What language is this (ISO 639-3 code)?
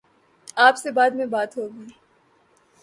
urd